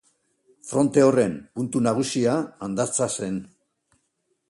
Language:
Basque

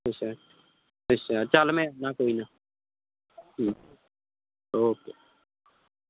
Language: Punjabi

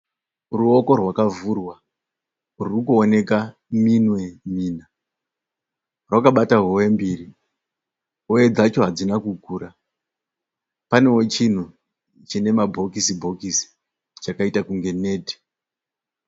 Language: Shona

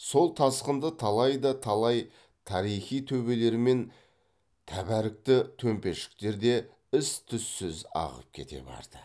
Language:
Kazakh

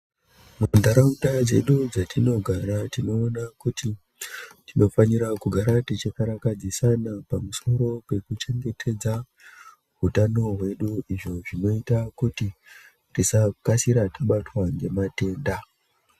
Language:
Ndau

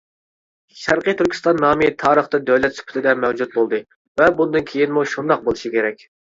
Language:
Uyghur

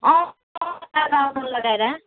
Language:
Nepali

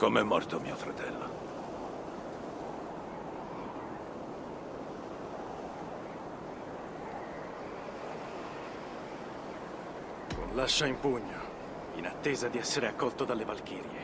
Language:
Italian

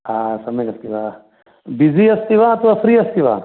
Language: Sanskrit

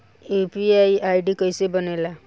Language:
Bhojpuri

